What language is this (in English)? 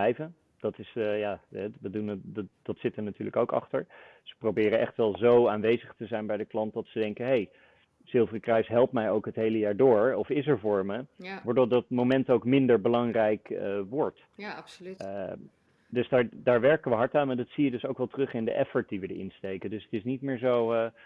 Dutch